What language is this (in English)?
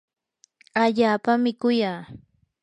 Yanahuanca Pasco Quechua